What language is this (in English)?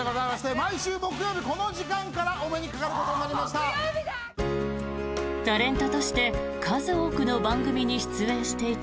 Japanese